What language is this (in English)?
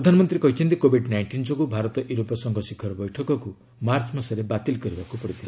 Odia